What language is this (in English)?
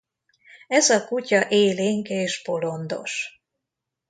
Hungarian